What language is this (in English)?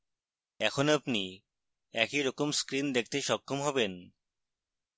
Bangla